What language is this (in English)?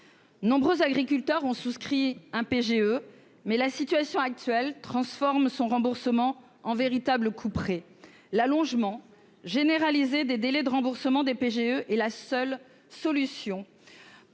French